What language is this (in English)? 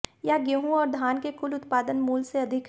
Hindi